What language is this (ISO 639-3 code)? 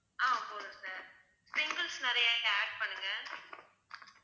tam